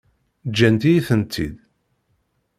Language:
Kabyle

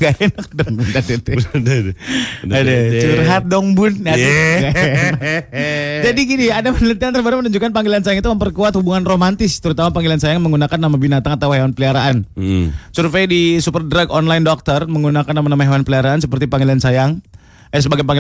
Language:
Indonesian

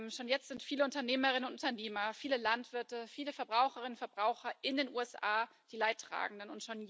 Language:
German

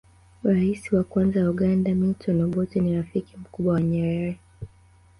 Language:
Swahili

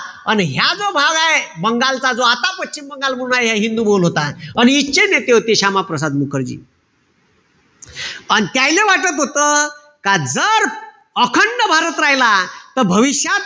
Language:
Marathi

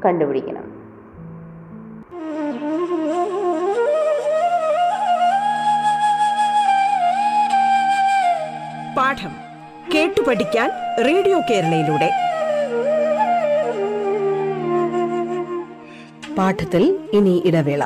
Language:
Malayalam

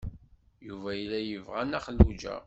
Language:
Kabyle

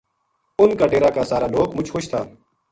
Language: Gujari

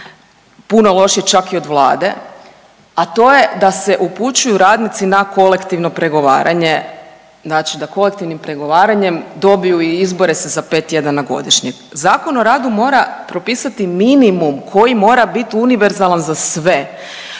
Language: Croatian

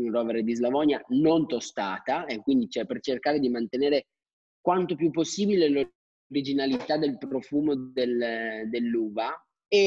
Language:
Italian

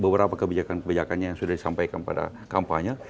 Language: Indonesian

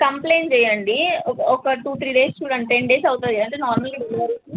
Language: Telugu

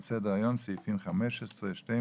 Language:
Hebrew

